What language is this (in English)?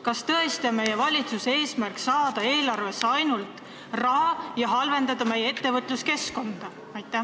Estonian